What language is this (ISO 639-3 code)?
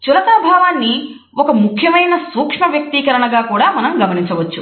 tel